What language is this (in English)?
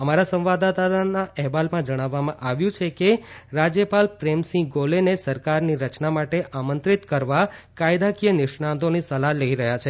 Gujarati